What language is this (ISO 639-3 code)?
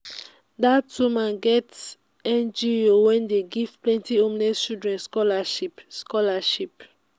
pcm